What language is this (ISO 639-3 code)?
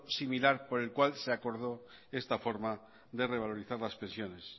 spa